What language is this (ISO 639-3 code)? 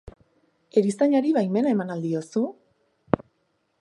eus